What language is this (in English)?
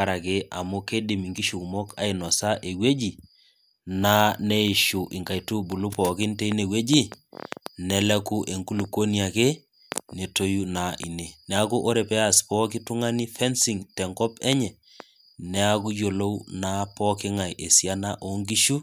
Masai